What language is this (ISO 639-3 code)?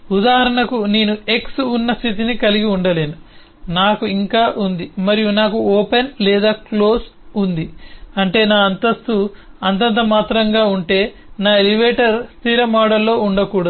tel